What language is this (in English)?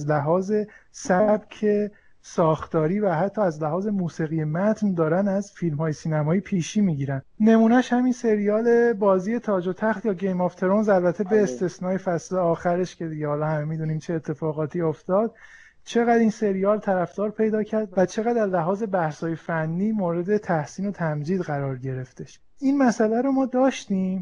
Persian